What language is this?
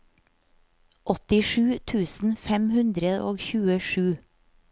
Norwegian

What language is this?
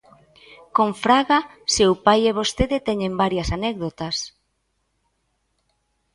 Galician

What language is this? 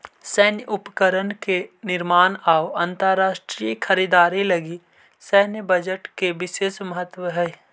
Magahi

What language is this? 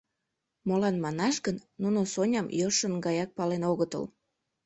Mari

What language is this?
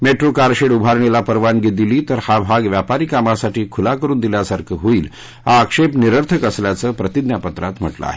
Marathi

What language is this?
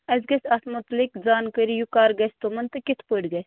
Kashmiri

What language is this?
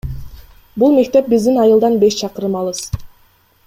Kyrgyz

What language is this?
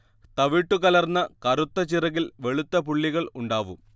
Malayalam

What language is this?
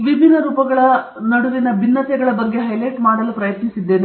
Kannada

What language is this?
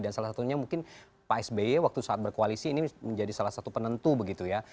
Indonesian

